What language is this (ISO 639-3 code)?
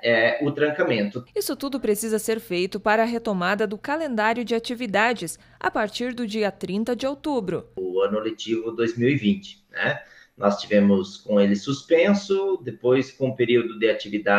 por